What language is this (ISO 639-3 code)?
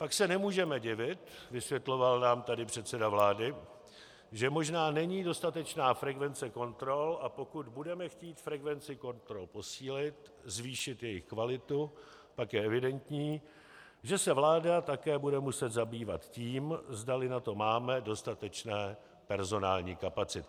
ces